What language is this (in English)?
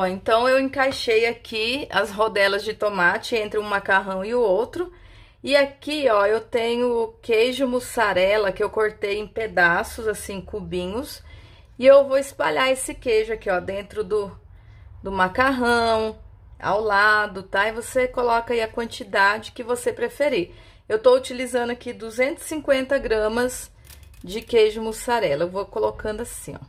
Portuguese